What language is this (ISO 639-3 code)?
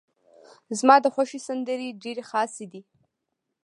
pus